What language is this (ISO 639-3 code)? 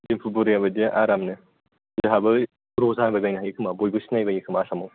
brx